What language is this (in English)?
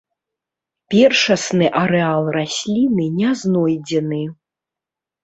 Belarusian